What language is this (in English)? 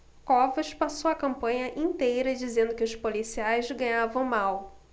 Portuguese